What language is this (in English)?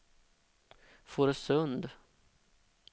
Swedish